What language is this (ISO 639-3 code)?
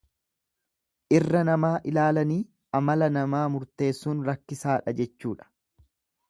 orm